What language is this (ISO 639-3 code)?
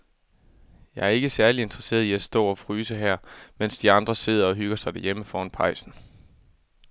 dan